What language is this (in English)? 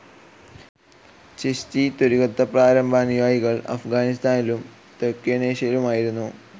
Malayalam